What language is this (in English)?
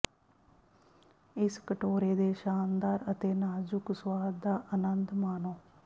Punjabi